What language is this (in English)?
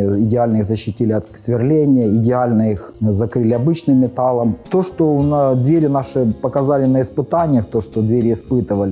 Russian